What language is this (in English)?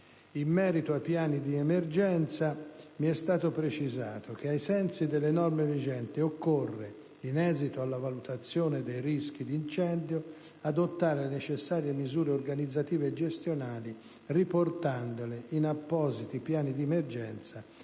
Italian